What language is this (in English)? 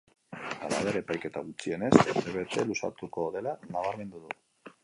Basque